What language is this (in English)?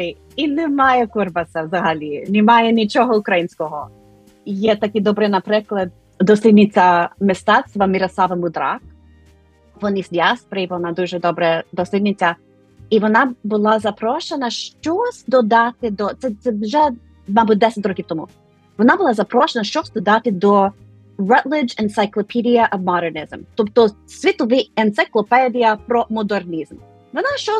Ukrainian